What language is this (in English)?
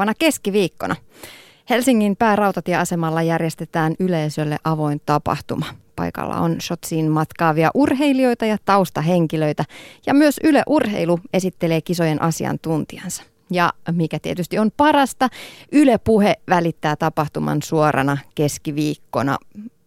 Finnish